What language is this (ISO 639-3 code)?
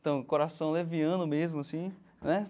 por